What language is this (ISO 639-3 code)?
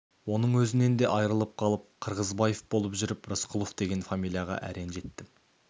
kaz